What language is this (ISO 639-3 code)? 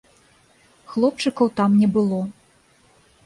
bel